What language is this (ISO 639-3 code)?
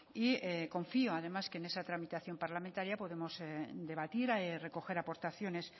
spa